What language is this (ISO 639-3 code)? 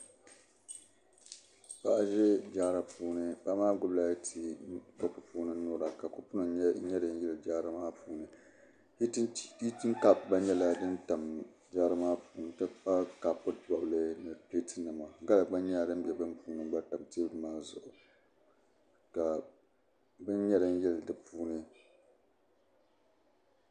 dag